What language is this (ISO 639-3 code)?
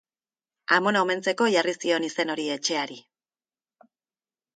eus